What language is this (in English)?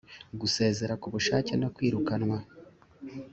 Kinyarwanda